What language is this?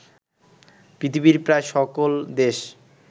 Bangla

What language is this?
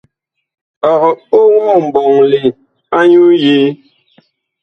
Bakoko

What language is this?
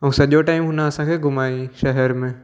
Sindhi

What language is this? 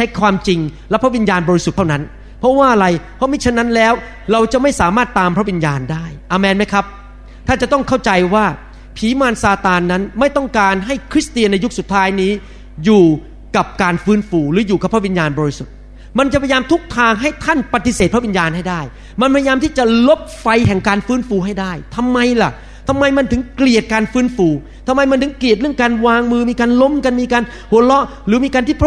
Thai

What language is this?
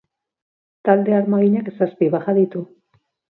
Basque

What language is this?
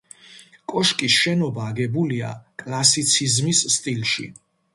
Georgian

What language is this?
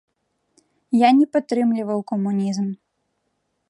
Belarusian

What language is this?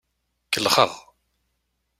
Kabyle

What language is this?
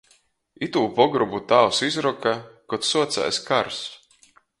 Latgalian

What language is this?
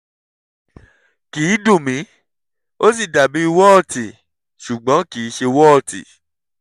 Yoruba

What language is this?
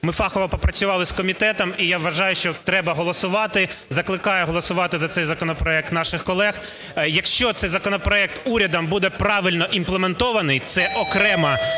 Ukrainian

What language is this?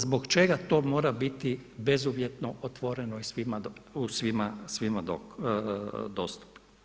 Croatian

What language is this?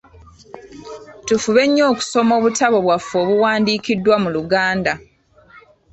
Ganda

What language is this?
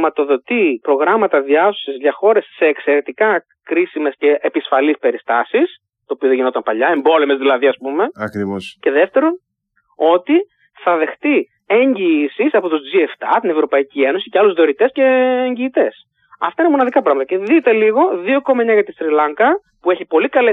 Greek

